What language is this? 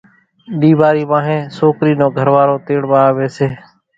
Kachi Koli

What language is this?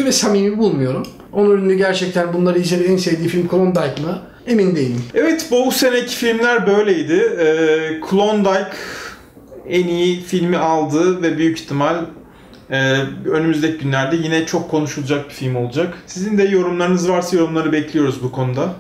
Turkish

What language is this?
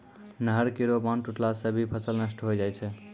Maithili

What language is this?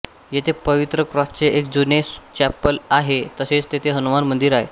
Marathi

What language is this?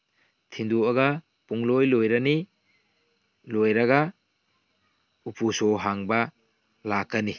Manipuri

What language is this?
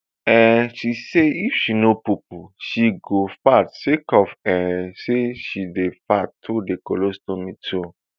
Nigerian Pidgin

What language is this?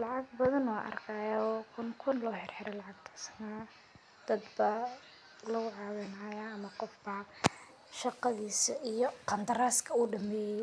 Somali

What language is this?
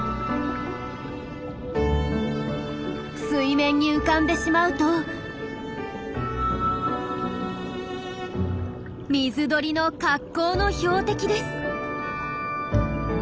Japanese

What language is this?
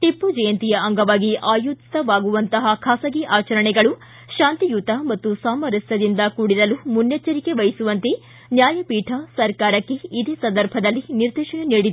Kannada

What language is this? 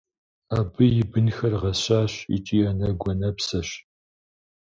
Kabardian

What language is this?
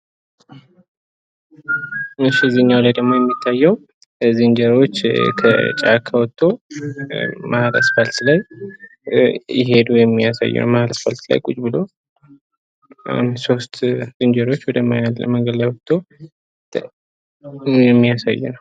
Amharic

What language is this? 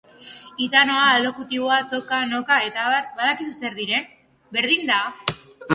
Basque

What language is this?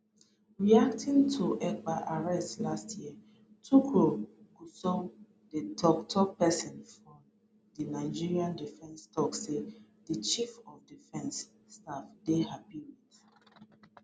Nigerian Pidgin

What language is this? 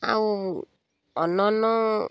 Odia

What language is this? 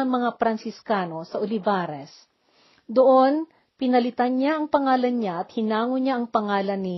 Filipino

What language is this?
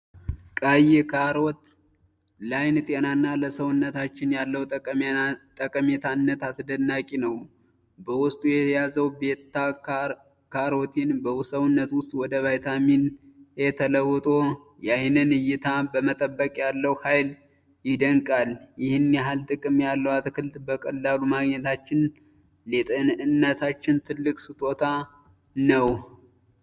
Amharic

